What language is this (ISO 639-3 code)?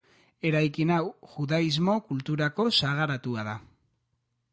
eus